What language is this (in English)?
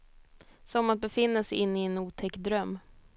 Swedish